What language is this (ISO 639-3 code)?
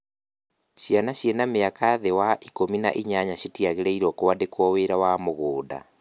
kik